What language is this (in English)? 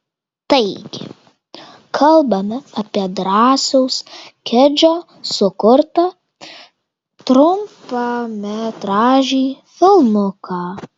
Lithuanian